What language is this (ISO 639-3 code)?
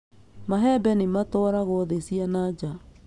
kik